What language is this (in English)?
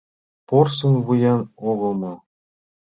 Mari